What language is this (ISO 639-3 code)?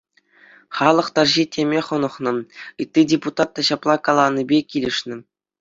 chv